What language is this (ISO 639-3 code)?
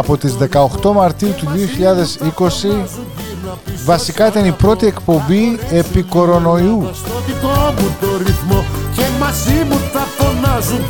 ell